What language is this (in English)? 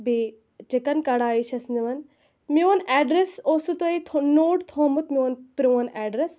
Kashmiri